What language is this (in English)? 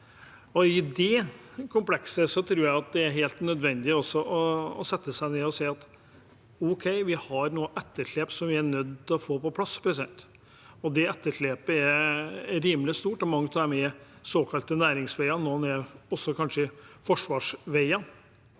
Norwegian